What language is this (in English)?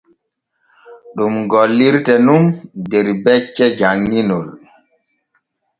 Borgu Fulfulde